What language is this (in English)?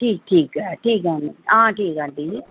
Dogri